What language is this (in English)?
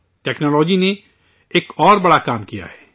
Urdu